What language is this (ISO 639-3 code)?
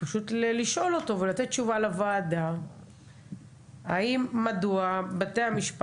heb